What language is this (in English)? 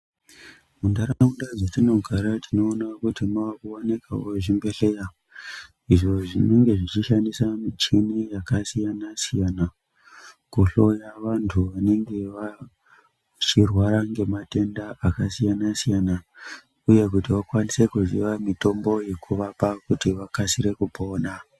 Ndau